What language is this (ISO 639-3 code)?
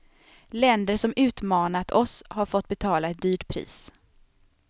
swe